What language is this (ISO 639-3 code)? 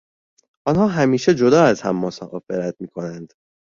fas